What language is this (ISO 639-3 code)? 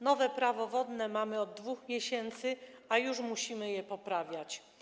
pol